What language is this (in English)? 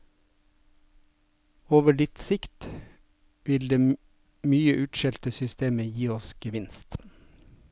Norwegian